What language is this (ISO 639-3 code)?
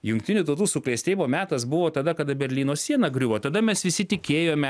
lit